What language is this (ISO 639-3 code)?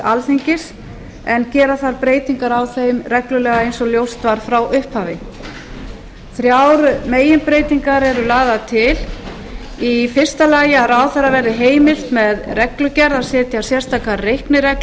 isl